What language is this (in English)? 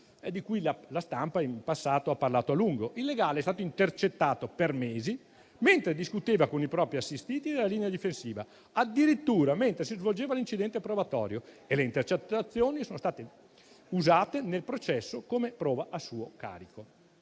Italian